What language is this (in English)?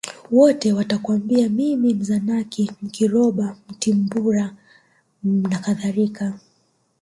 Swahili